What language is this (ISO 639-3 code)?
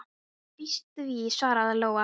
isl